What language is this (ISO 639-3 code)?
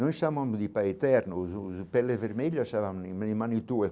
por